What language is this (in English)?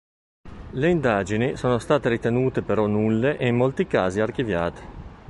Italian